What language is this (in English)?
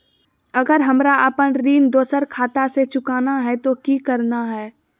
Magahi